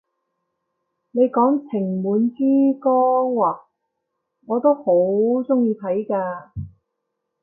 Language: Cantonese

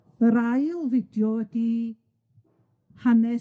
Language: Welsh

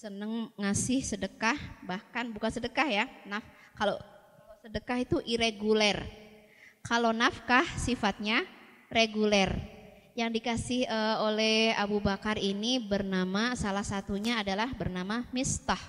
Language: Indonesian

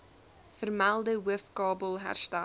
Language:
Afrikaans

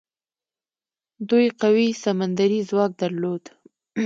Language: Pashto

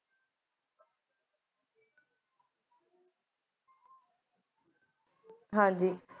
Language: Punjabi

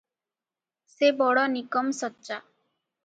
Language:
Odia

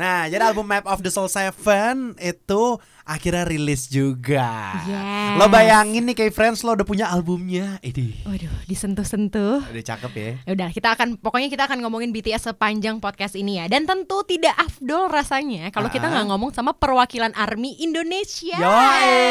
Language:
Indonesian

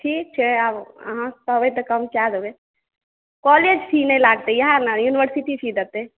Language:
Maithili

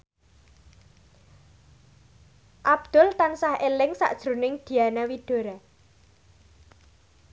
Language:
Javanese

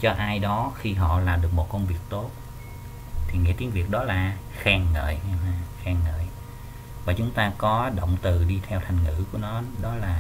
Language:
Vietnamese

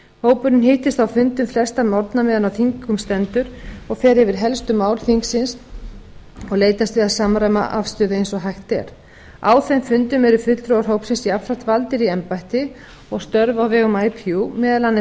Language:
Icelandic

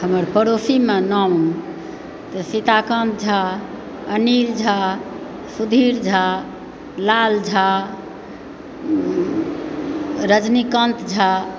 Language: Maithili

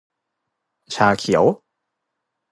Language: Thai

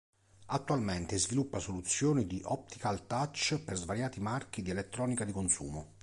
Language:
Italian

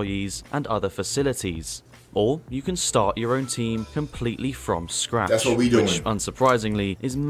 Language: English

